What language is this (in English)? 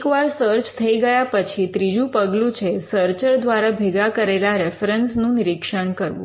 Gujarati